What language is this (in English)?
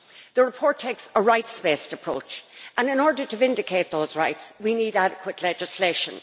English